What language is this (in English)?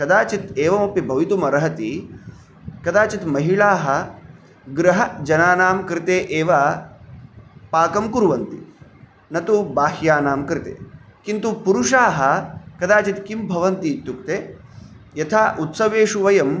Sanskrit